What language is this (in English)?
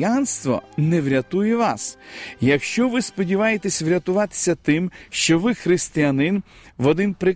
Ukrainian